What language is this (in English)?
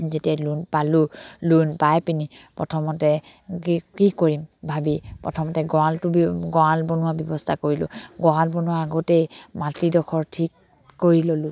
Assamese